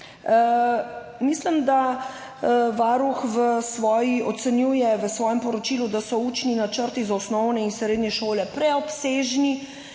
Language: Slovenian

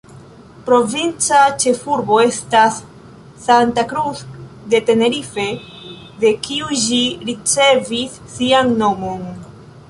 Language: Esperanto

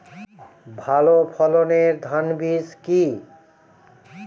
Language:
Bangla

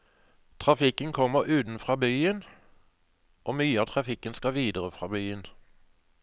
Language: Norwegian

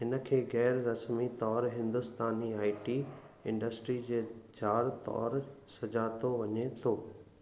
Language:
Sindhi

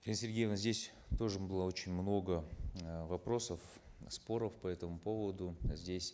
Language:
Kazakh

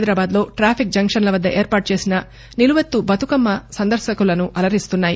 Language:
Telugu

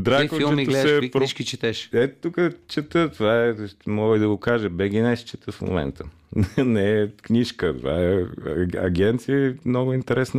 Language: Bulgarian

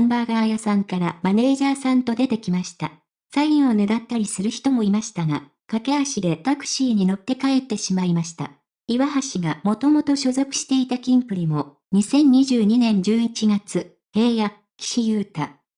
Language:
Japanese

